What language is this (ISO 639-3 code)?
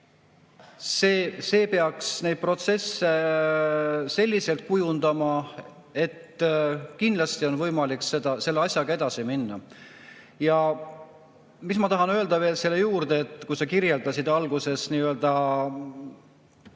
est